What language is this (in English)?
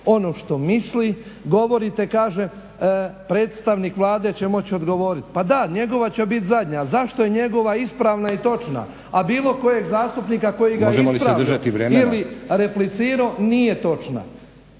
Croatian